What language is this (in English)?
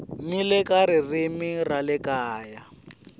Tsonga